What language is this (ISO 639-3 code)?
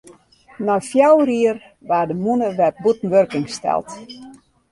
fry